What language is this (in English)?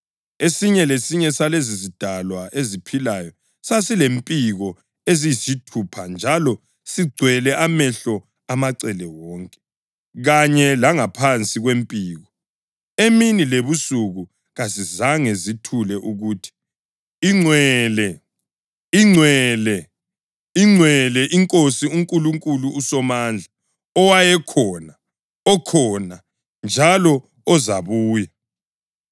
North Ndebele